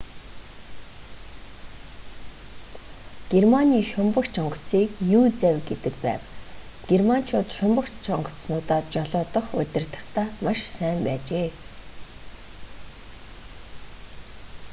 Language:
Mongolian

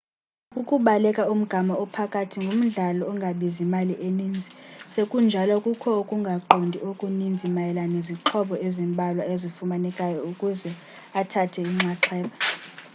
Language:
Xhosa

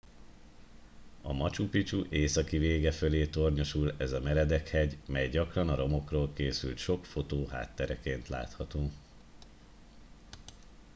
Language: Hungarian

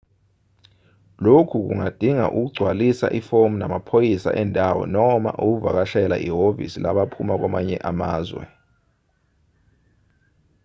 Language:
Zulu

